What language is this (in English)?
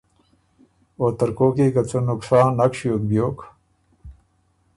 Ormuri